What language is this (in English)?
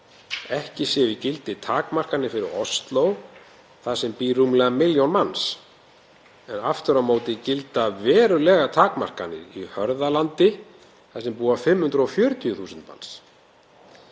Icelandic